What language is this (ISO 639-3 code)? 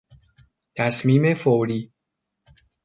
fas